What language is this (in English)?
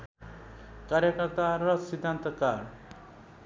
Nepali